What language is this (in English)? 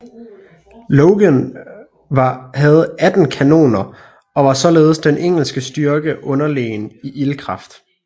Danish